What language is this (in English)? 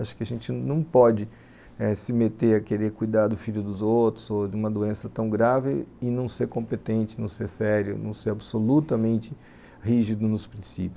Portuguese